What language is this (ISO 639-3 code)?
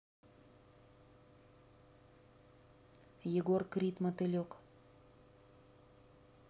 rus